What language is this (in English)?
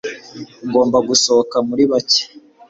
Kinyarwanda